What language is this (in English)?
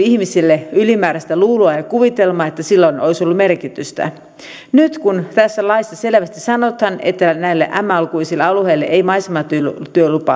Finnish